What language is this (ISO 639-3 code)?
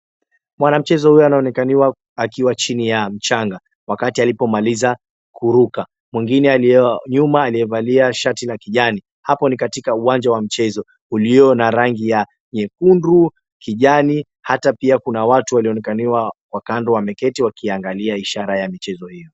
swa